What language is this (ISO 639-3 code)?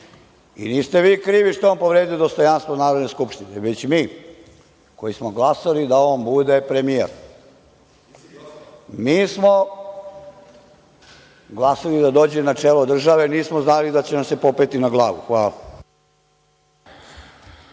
srp